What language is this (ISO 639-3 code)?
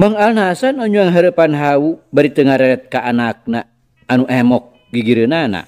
ind